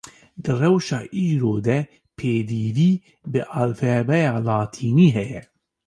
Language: Kurdish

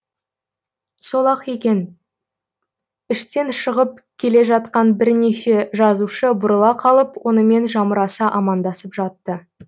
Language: Kazakh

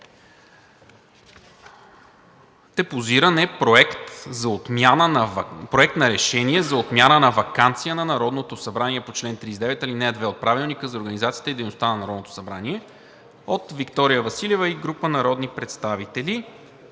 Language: Bulgarian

